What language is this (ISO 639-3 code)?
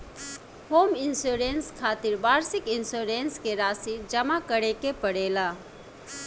bho